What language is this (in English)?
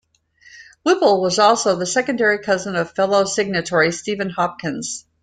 English